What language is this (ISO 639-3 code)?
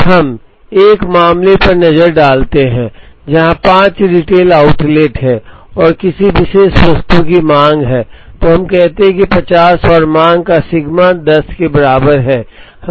hin